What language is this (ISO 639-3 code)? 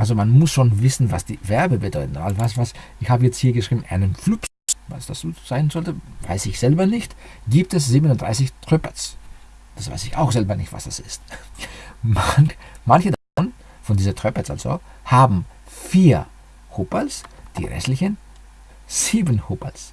deu